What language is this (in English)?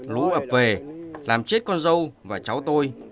Vietnamese